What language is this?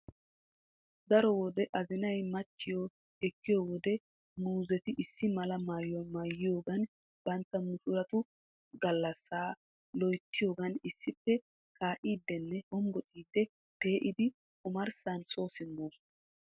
Wolaytta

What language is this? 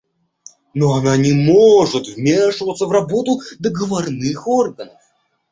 Russian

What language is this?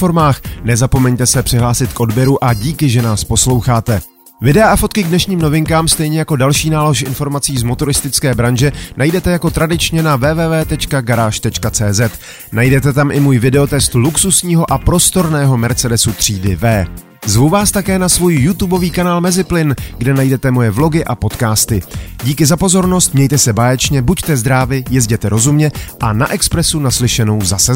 Czech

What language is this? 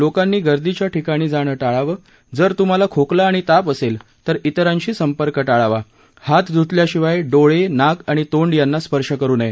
Marathi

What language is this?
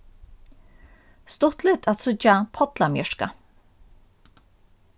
Faroese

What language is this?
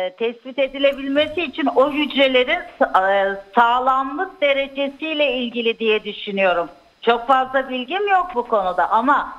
Turkish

